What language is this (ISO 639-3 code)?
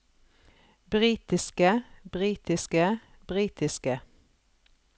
nor